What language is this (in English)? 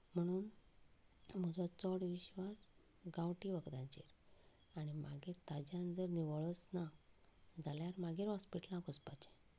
Konkani